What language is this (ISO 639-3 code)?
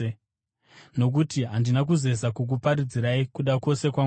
sna